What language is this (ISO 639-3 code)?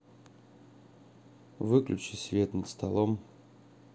rus